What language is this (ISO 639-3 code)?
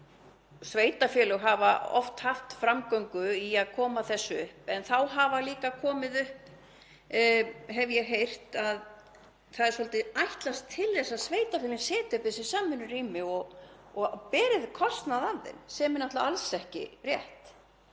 isl